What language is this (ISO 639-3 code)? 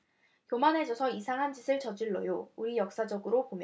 kor